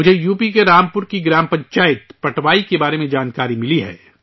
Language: Urdu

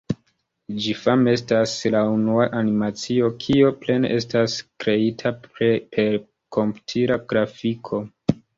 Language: Esperanto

